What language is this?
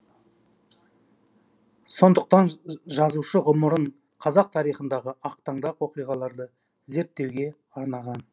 Kazakh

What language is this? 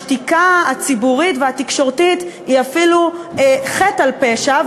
Hebrew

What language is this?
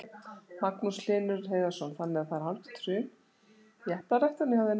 Icelandic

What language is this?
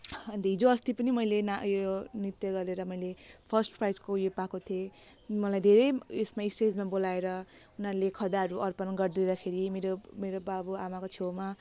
Nepali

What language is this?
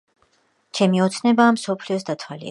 Georgian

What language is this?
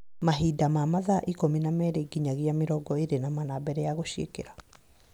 Kikuyu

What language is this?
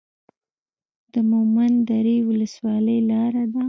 Pashto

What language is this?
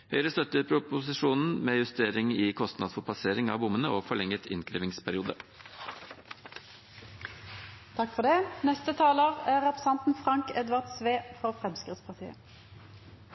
Norwegian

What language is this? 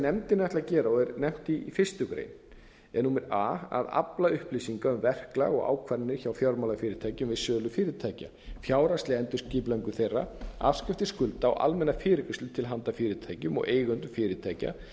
Icelandic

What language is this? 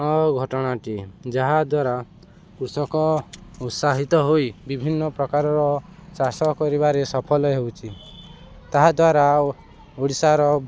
Odia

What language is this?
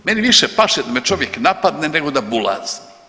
Croatian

